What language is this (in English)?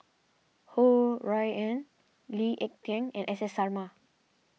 English